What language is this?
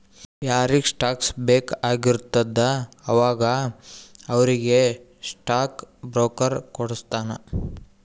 Kannada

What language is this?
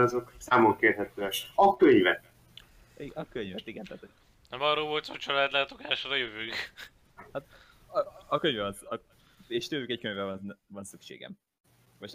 Hungarian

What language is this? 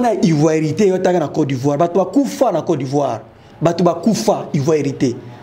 French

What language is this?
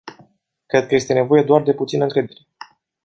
Romanian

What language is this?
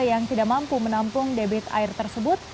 Indonesian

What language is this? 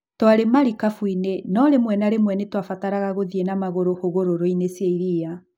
Kikuyu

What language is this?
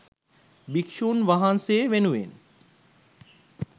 Sinhala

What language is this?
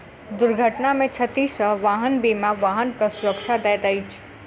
Maithili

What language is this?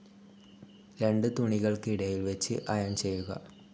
Malayalam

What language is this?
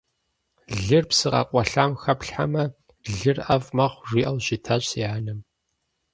Kabardian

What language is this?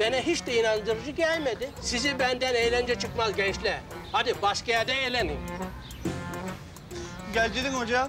Turkish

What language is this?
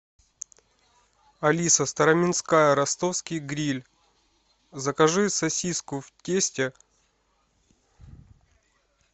Russian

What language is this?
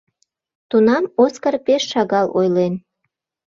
Mari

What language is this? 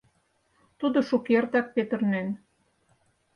Mari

